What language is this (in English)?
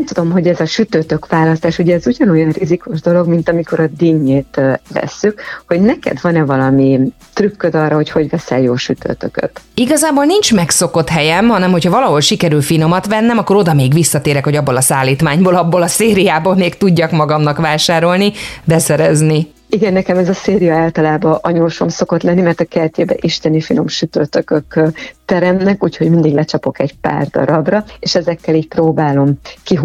Hungarian